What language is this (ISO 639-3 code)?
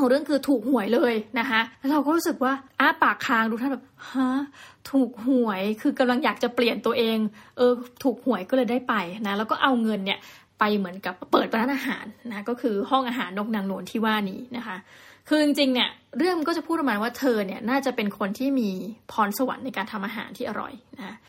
tha